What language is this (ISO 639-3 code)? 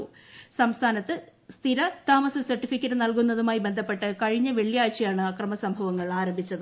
mal